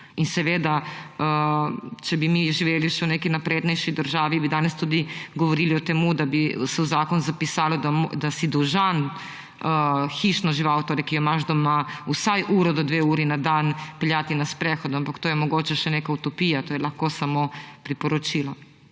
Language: Slovenian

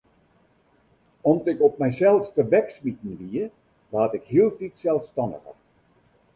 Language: Western Frisian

